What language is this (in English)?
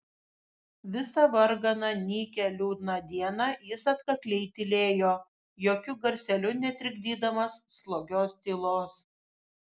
Lithuanian